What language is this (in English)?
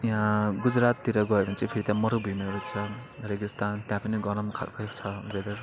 Nepali